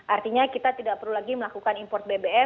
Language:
Indonesian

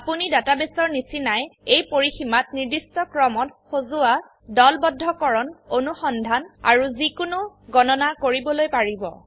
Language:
Assamese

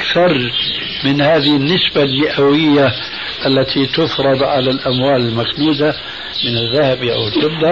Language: Arabic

